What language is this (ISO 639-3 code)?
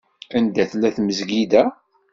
kab